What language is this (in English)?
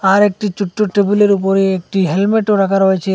Bangla